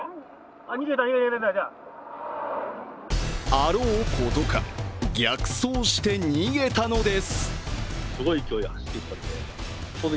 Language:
Japanese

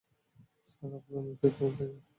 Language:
Bangla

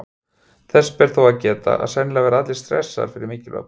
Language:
Icelandic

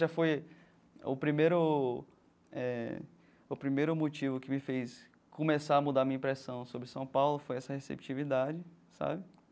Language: Portuguese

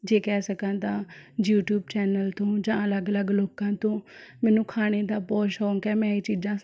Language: Punjabi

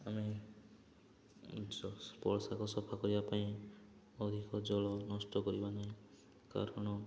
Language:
Odia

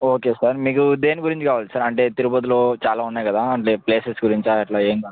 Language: Telugu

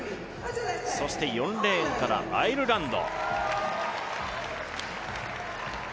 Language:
Japanese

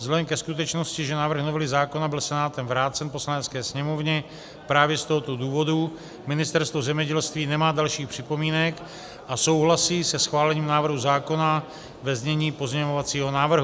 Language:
Czech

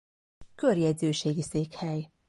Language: Hungarian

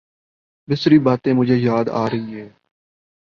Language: Urdu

